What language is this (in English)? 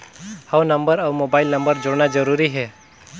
Chhattisgarhi